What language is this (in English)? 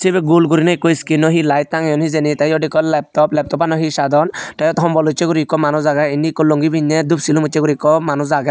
Chakma